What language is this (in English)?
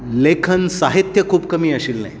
Konkani